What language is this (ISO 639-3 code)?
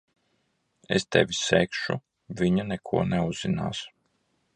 lav